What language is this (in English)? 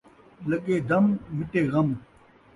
Saraiki